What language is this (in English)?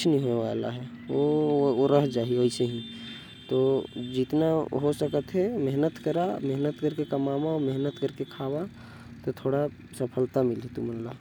Korwa